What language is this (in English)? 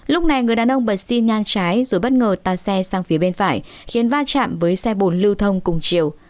Vietnamese